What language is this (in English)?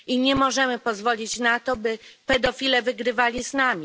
Polish